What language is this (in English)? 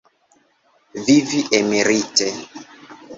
Esperanto